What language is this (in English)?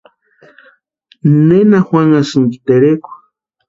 Western Highland Purepecha